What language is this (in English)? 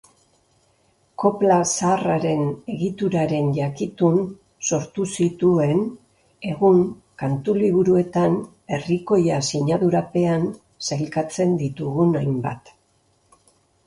Basque